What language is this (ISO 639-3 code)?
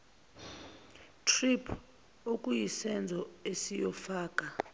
zul